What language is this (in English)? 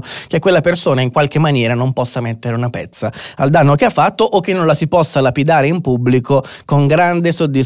Italian